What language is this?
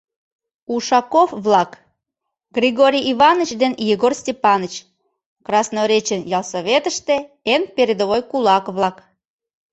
Mari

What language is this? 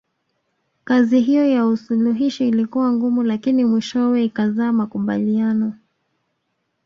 Swahili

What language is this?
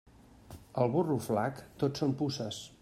Catalan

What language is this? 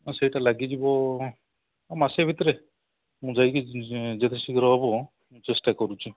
Odia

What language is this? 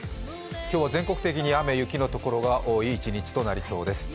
Japanese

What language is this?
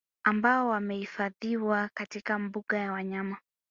Swahili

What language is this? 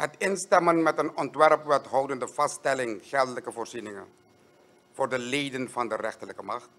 Dutch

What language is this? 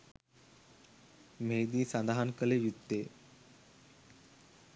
Sinhala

